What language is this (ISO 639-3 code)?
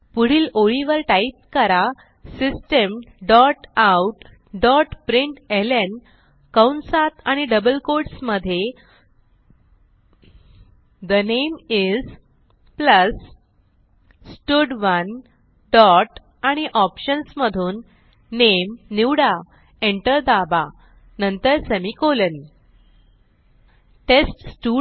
mar